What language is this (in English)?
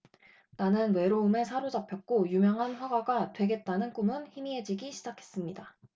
Korean